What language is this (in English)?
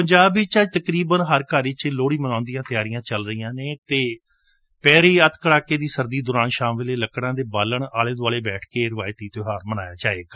Punjabi